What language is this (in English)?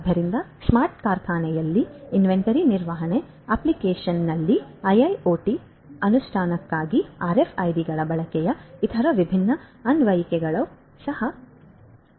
Kannada